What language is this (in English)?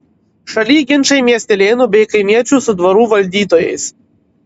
Lithuanian